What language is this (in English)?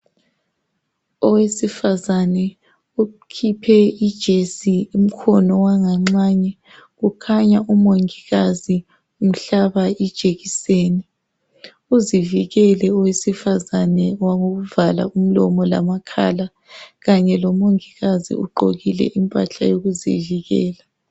North Ndebele